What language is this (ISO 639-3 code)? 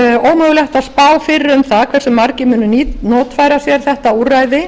isl